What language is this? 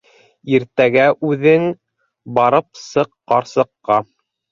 Bashkir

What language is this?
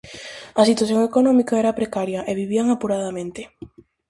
Galician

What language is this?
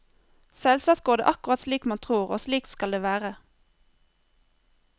Norwegian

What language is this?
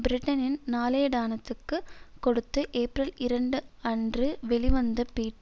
Tamil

